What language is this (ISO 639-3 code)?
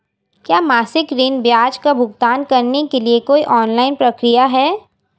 hin